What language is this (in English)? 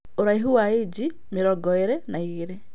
Kikuyu